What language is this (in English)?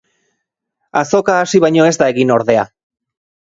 Basque